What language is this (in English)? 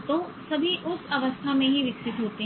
Hindi